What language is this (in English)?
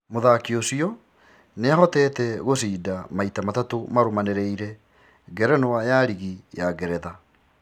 Kikuyu